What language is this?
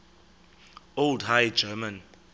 Xhosa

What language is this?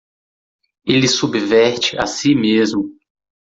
Portuguese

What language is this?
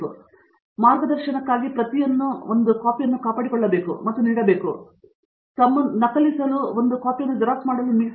Kannada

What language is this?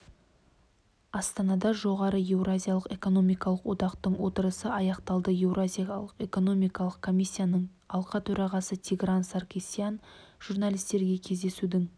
Kazakh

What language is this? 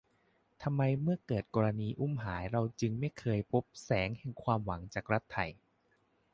Thai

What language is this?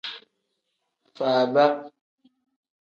Tem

